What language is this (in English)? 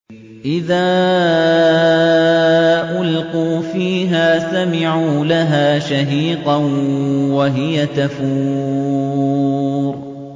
Arabic